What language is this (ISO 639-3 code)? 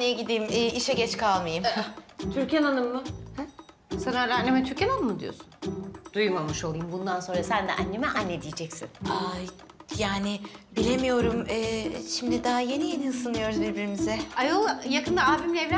tur